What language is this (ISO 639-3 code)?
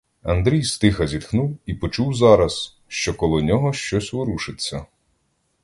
ukr